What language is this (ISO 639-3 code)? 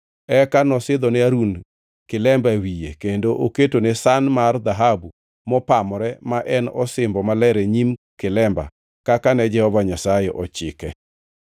luo